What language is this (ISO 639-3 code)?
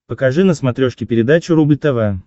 rus